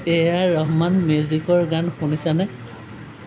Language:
Assamese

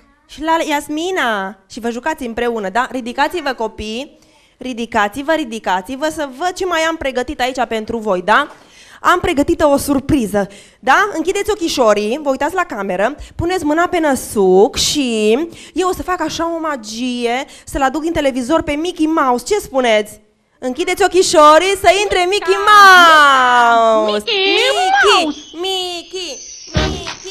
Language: Romanian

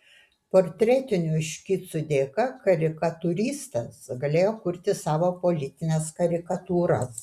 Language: Lithuanian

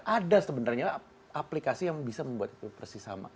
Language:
Indonesian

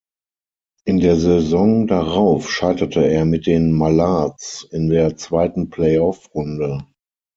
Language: German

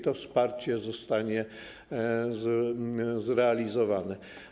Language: Polish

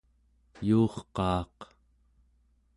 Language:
Central Yupik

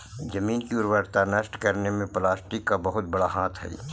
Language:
Magahi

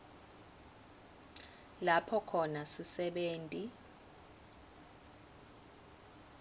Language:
Swati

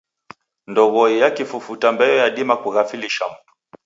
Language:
Taita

